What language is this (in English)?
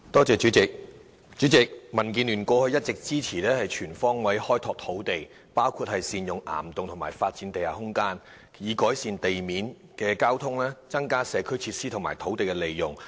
Cantonese